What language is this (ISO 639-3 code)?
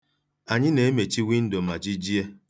ibo